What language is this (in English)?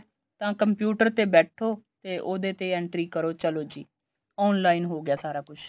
Punjabi